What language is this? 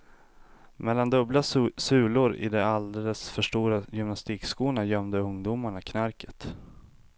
Swedish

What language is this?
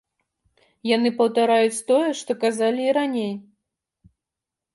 Belarusian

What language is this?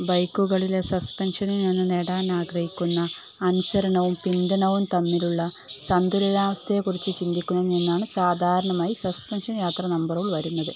Malayalam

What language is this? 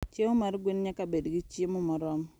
Luo (Kenya and Tanzania)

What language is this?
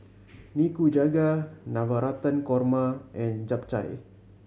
English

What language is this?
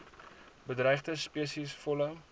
Afrikaans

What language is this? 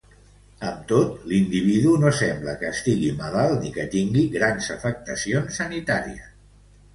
Catalan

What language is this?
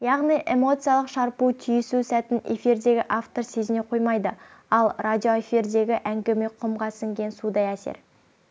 Kazakh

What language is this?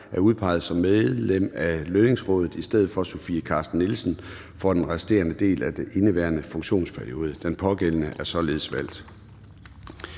Danish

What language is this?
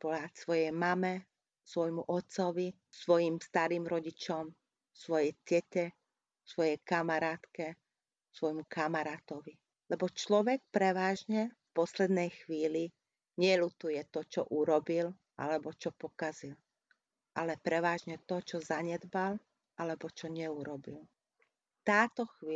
Hungarian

